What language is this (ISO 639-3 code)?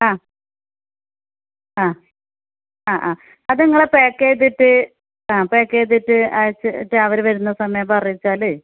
mal